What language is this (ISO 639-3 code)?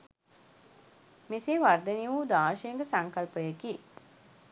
sin